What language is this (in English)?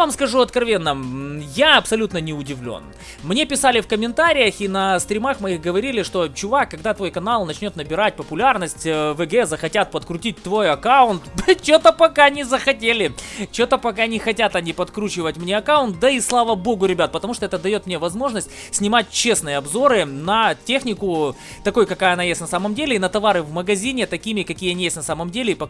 Russian